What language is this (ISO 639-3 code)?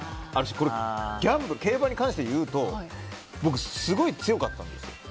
jpn